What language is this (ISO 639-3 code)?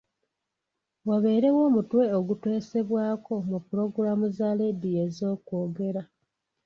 lug